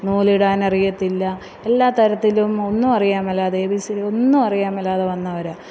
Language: Malayalam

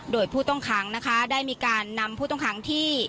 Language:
Thai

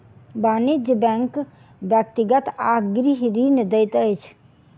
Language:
Maithili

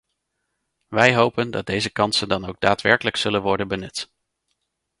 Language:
Dutch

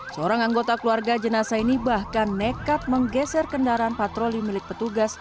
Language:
Indonesian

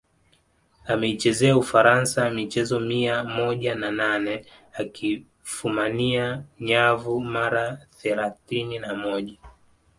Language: Swahili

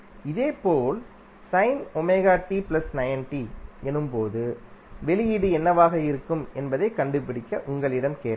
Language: Tamil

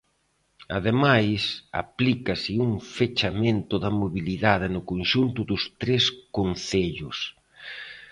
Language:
Galician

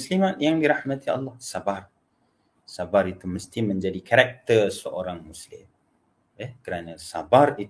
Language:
Malay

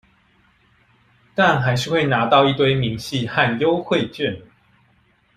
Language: Chinese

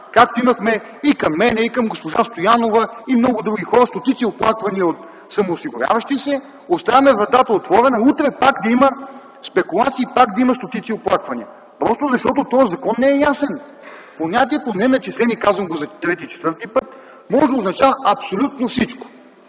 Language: Bulgarian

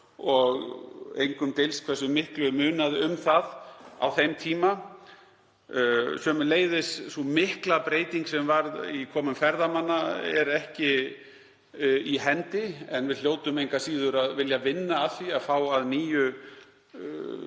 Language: Icelandic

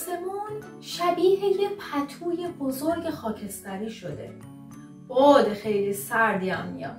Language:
Persian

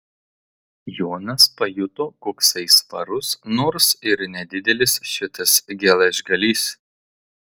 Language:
Lithuanian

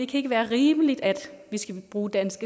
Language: Danish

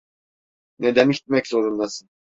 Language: Turkish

